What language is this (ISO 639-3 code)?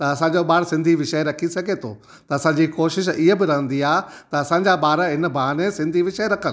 snd